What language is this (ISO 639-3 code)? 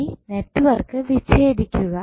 mal